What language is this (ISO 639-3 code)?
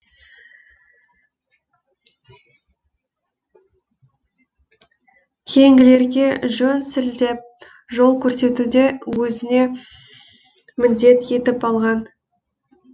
kaz